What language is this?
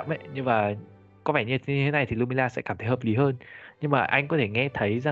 Vietnamese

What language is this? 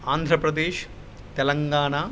Sanskrit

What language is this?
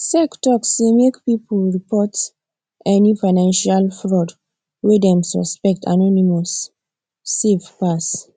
Nigerian Pidgin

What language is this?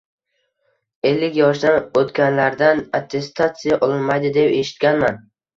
Uzbek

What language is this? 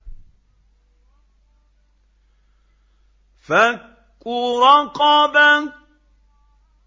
Arabic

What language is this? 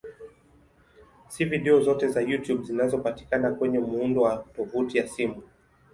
Swahili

